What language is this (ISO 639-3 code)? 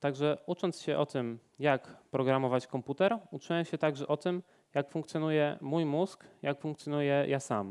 pol